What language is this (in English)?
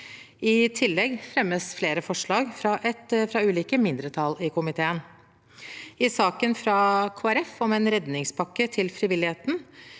Norwegian